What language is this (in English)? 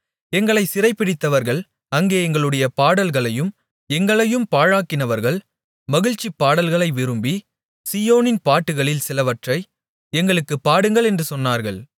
Tamil